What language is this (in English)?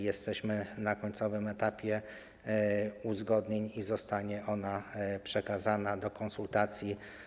Polish